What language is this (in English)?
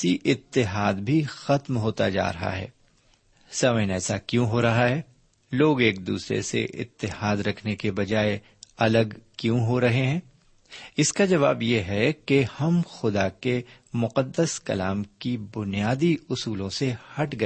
Urdu